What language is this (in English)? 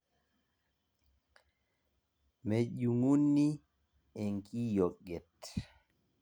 Masai